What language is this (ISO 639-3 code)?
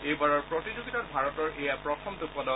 asm